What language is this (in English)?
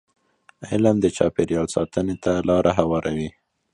Pashto